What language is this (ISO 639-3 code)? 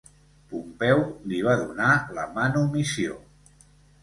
cat